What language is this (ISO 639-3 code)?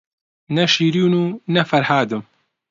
ckb